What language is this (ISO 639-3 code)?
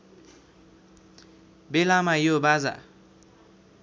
nep